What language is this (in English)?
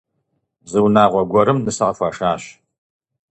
Kabardian